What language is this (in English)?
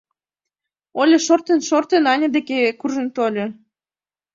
Mari